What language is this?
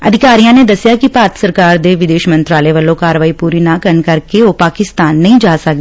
Punjabi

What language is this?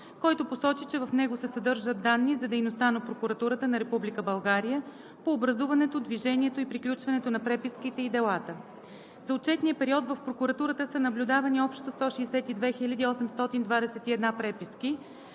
Bulgarian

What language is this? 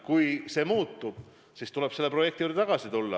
Estonian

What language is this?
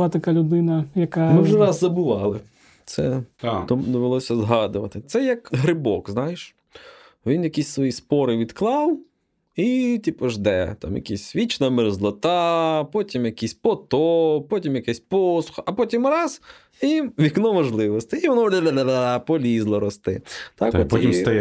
Ukrainian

